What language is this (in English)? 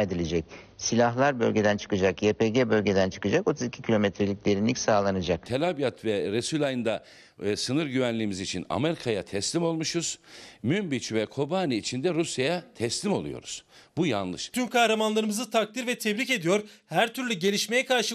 Turkish